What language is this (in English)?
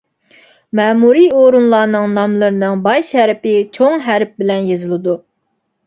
Uyghur